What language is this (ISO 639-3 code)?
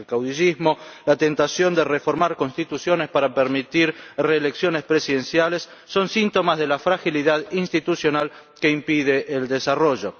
spa